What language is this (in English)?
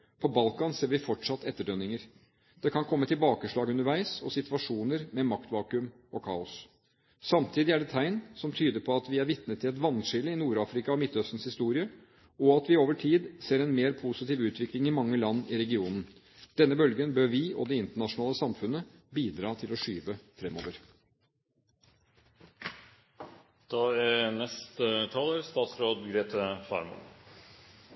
Norwegian Bokmål